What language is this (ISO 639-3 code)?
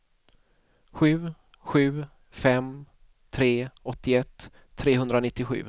swe